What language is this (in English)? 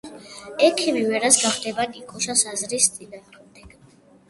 Georgian